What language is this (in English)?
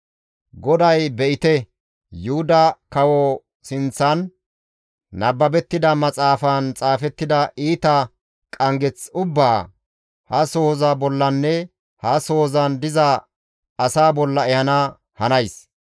Gamo